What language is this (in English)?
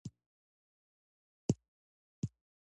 Pashto